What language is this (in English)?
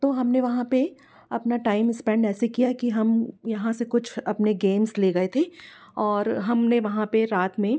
Hindi